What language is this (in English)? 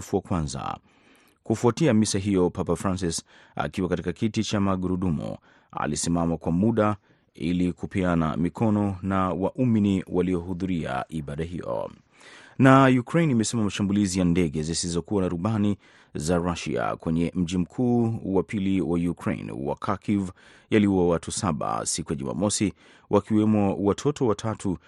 Swahili